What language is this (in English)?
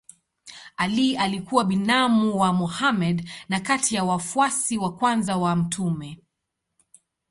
Swahili